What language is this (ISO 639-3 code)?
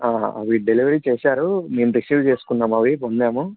tel